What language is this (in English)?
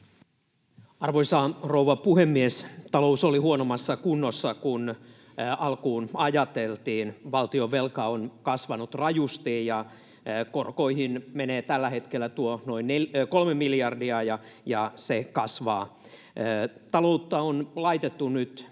Finnish